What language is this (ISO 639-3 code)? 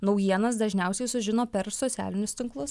lit